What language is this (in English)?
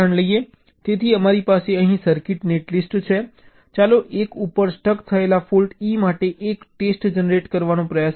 Gujarati